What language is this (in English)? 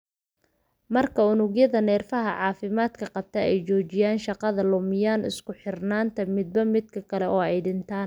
Somali